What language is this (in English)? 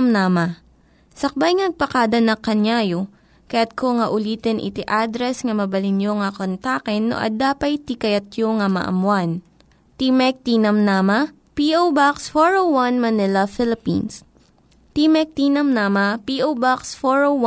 Filipino